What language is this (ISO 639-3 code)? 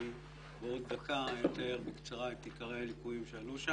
heb